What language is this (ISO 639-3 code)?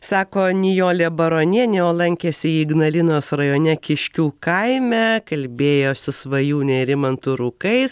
lit